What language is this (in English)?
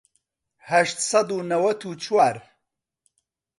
Central Kurdish